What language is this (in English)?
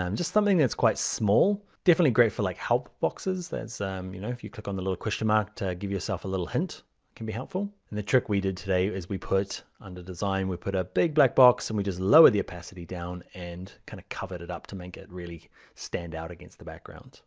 English